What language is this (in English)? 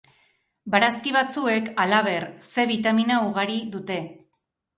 Basque